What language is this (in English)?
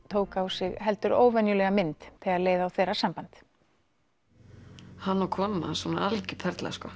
Icelandic